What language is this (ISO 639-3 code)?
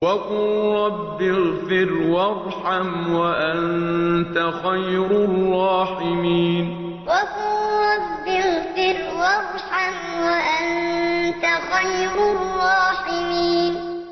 ara